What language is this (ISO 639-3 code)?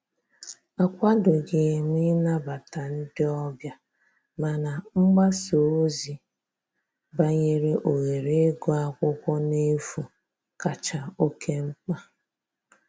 ibo